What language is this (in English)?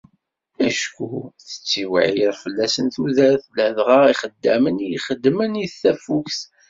Kabyle